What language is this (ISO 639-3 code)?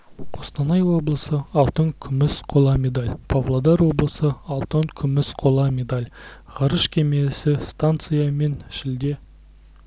kaz